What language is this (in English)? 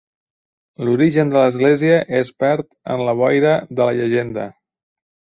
Catalan